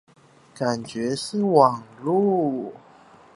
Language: Chinese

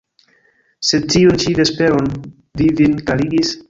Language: Esperanto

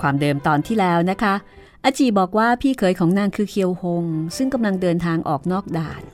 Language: Thai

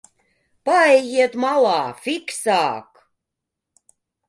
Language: Latvian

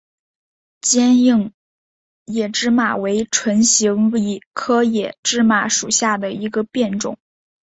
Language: Chinese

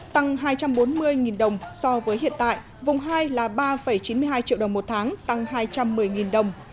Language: Vietnamese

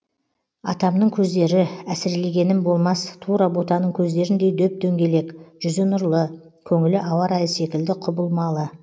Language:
Kazakh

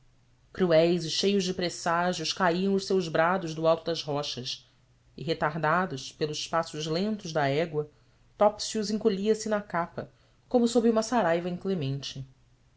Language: Portuguese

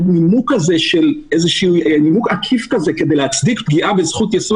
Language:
Hebrew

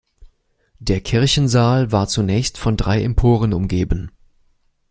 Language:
German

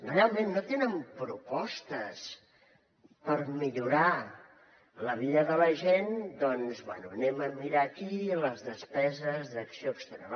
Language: Catalan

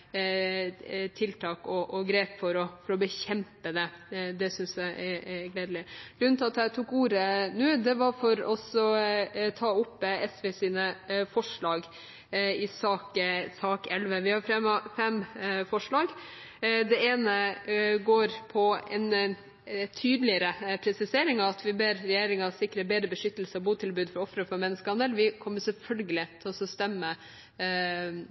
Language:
Norwegian Bokmål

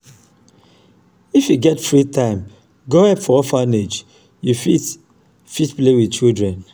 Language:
Nigerian Pidgin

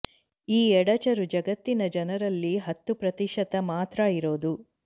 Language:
Kannada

